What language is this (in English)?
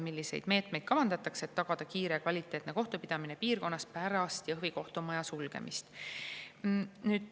Estonian